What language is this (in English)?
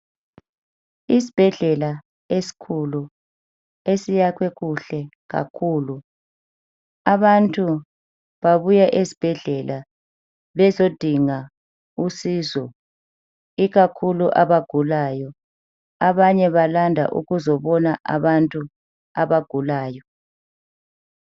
North Ndebele